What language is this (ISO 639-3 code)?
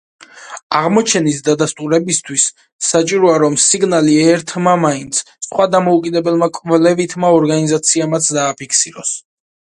kat